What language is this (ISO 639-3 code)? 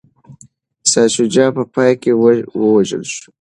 pus